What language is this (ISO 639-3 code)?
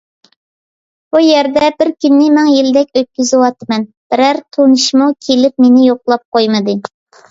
uig